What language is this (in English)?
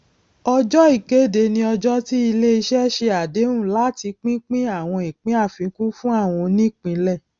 Yoruba